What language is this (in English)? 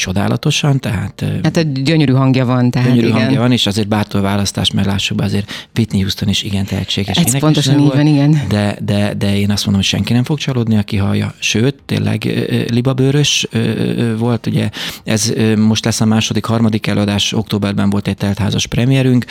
Hungarian